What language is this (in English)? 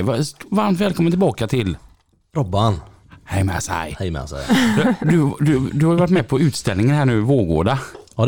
Swedish